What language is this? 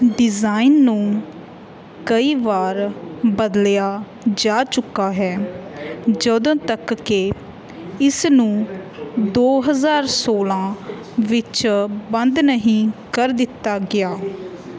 Punjabi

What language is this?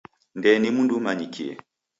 Taita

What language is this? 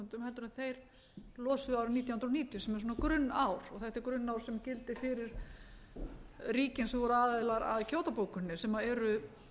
Icelandic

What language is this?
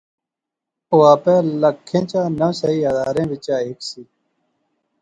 Pahari-Potwari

